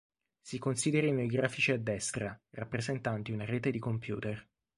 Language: Italian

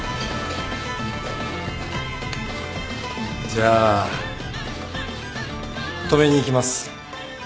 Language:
Japanese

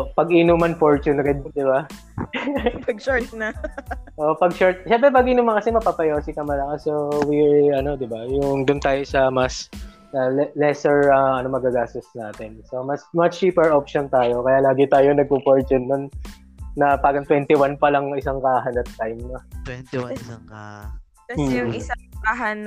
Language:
Filipino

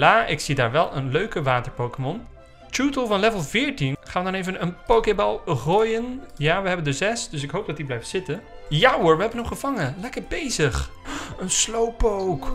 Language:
Dutch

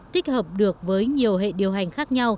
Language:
Vietnamese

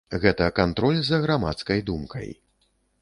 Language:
Belarusian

